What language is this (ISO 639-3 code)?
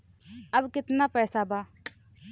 bho